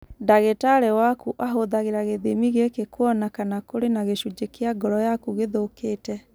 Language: Kikuyu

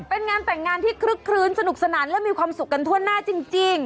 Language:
Thai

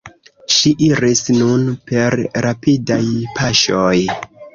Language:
Esperanto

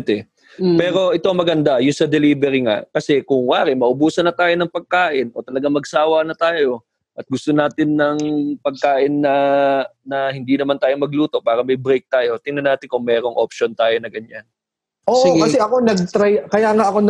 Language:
Filipino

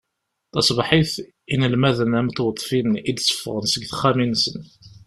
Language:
Kabyle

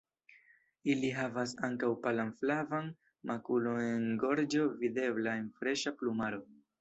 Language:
Esperanto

